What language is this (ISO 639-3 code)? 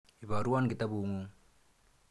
kln